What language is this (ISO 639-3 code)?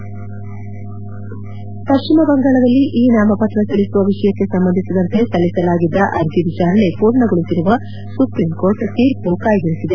kan